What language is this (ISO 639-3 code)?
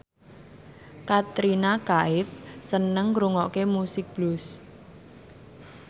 jav